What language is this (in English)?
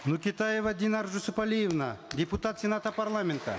Kazakh